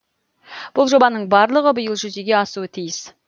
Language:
Kazakh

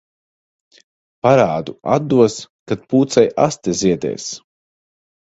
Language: Latvian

